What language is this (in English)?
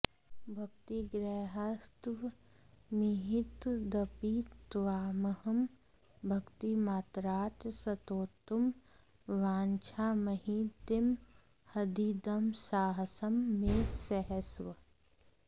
Sanskrit